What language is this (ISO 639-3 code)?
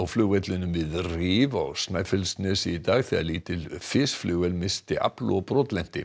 isl